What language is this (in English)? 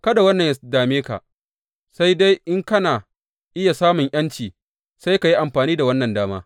Hausa